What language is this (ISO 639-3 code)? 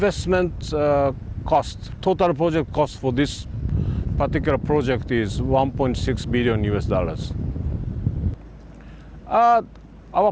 ind